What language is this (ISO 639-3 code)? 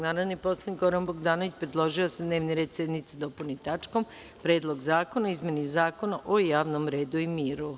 srp